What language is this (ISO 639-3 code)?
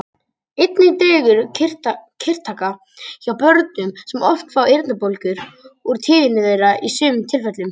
isl